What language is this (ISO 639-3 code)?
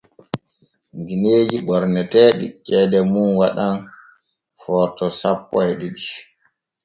fue